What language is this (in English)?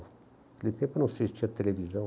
Portuguese